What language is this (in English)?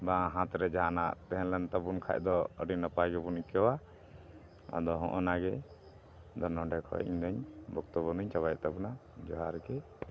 Santali